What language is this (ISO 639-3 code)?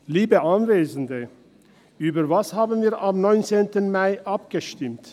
gsw